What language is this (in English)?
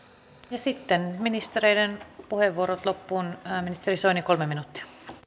Finnish